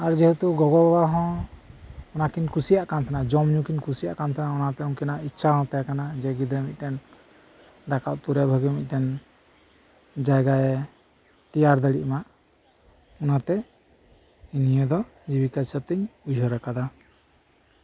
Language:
Santali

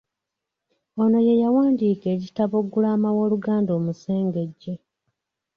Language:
Ganda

